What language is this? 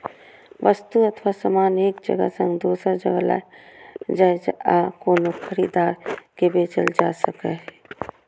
Maithili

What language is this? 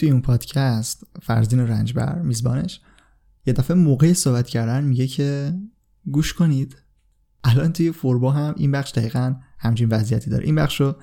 Persian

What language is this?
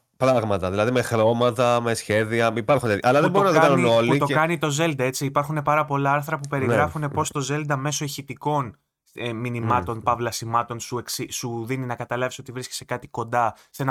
Greek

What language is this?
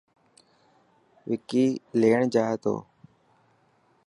Dhatki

